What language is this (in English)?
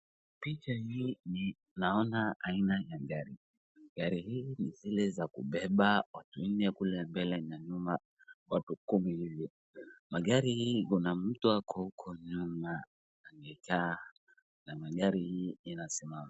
Swahili